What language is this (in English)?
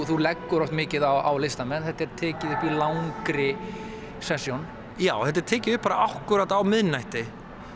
Icelandic